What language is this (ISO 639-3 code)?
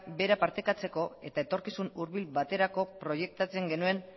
eus